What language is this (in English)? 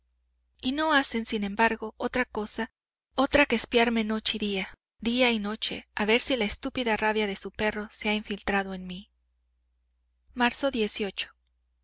Spanish